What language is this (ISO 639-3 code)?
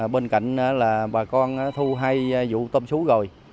vie